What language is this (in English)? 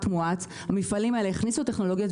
Hebrew